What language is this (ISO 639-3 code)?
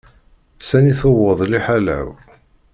kab